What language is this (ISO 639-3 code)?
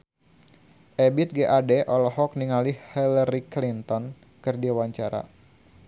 sun